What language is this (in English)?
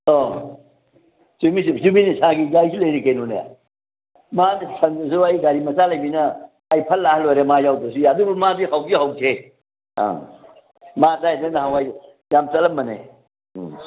Manipuri